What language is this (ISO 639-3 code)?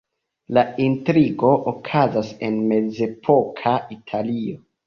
epo